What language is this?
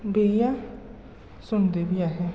Dogri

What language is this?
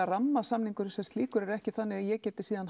Icelandic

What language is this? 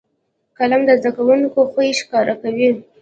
Pashto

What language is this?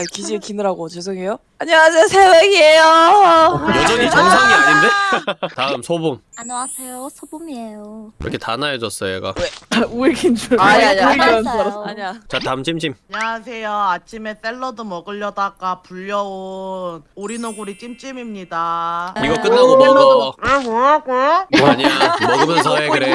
Korean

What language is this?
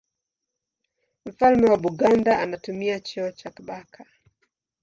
Swahili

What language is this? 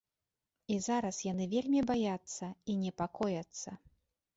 Belarusian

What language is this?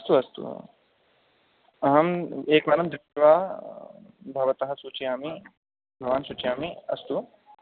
Sanskrit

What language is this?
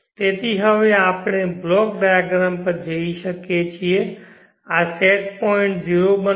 Gujarati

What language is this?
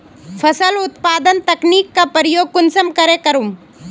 Magahi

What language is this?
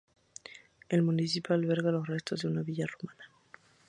Spanish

